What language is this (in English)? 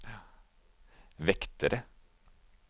Norwegian